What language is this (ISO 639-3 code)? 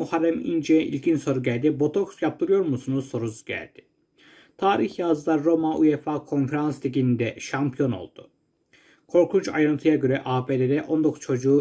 tur